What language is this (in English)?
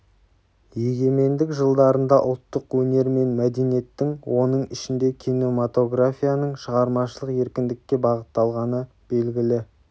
Kazakh